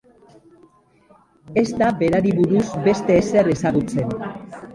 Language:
Basque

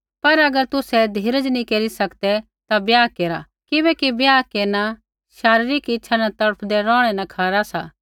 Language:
Kullu Pahari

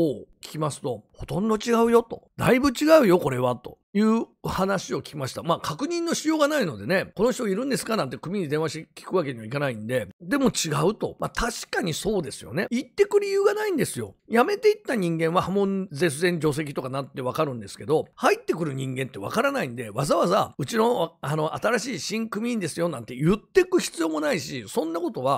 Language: Japanese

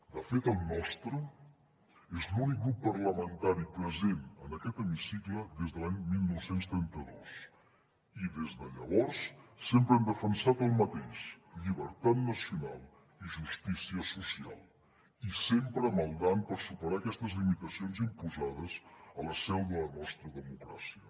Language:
Catalan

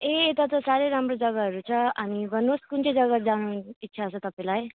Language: Nepali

